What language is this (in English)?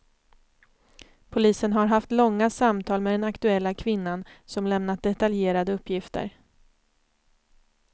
Swedish